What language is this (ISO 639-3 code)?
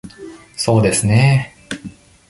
jpn